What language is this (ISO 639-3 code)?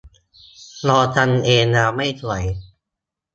tha